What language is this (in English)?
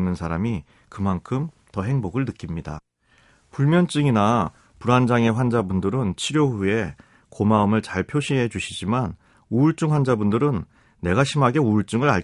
Korean